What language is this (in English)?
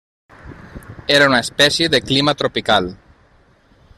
Catalan